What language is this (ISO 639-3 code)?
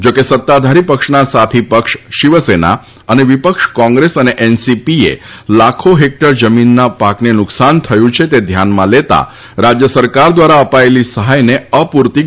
guj